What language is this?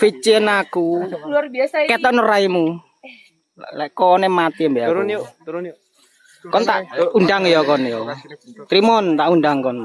Indonesian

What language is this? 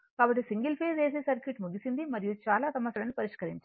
Telugu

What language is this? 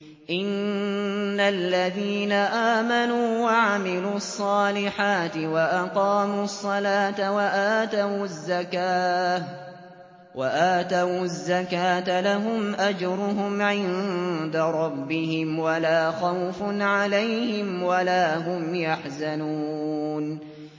Arabic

